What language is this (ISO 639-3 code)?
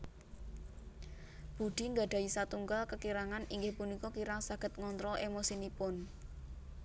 jav